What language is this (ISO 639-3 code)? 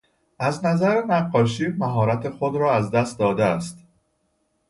fas